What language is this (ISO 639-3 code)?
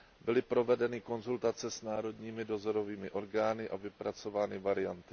ces